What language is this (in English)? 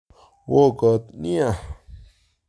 Kalenjin